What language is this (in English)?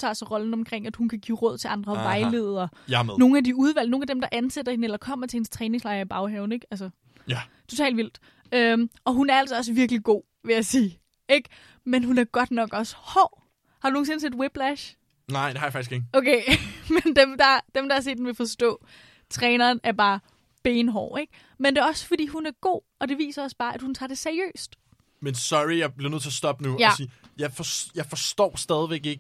Danish